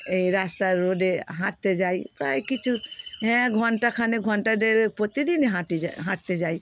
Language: Bangla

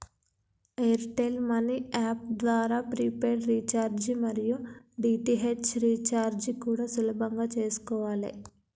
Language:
Telugu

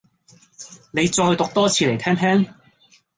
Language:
Cantonese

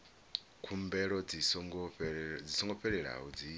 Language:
Venda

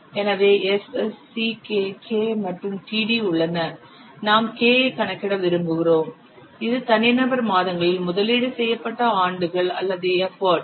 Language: Tamil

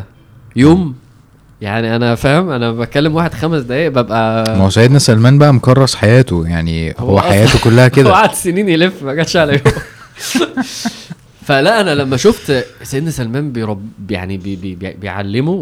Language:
Arabic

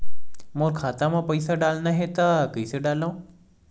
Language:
Chhattisgarhi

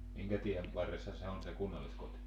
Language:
Finnish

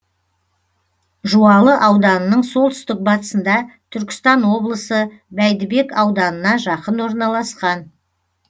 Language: Kazakh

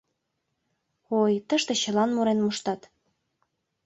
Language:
Mari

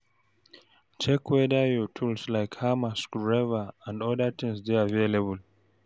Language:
Nigerian Pidgin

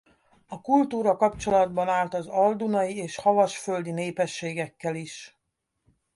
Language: Hungarian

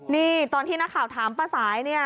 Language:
Thai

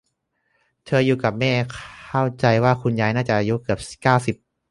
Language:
Thai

